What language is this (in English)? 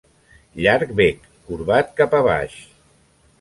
Catalan